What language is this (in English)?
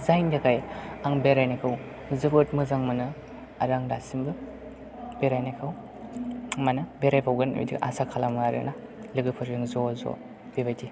Bodo